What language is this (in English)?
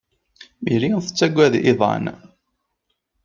Kabyle